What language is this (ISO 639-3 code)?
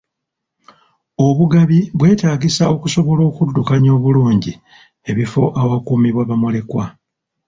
lug